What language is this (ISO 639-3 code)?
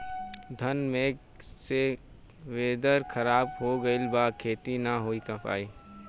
bho